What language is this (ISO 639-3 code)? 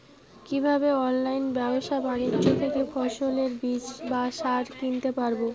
ben